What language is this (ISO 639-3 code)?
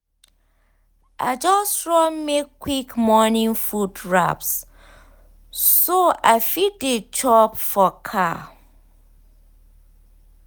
pcm